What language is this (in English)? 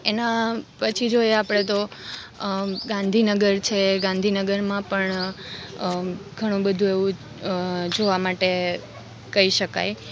Gujarati